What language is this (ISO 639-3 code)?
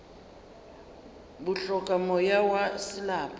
nso